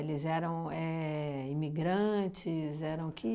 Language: Portuguese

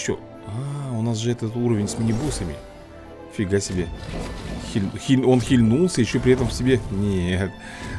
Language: Russian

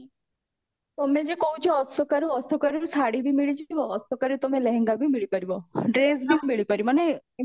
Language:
Odia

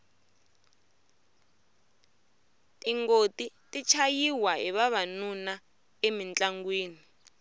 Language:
Tsonga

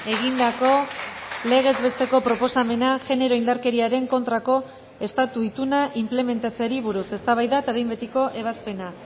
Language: Basque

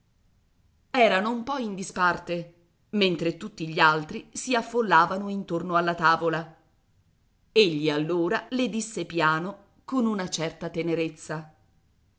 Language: Italian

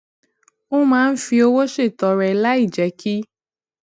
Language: Yoruba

